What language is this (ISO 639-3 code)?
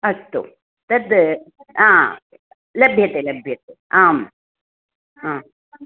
san